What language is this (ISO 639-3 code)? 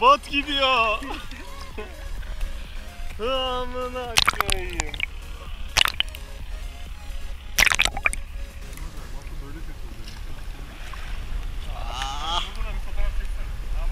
tur